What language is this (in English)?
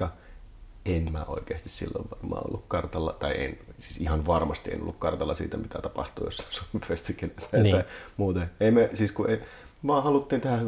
Finnish